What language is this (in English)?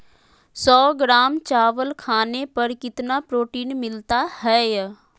Magahi